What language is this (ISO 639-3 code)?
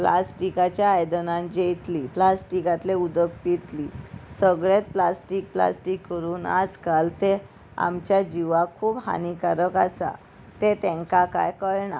kok